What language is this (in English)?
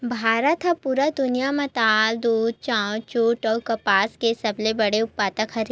Chhattisgarhi